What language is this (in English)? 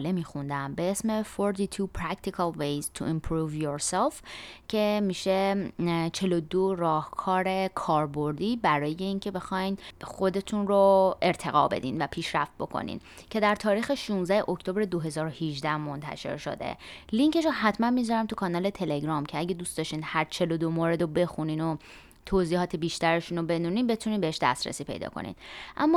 Persian